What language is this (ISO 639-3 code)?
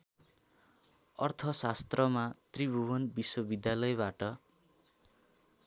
nep